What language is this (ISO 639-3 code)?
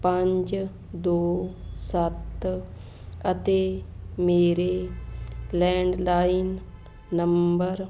pan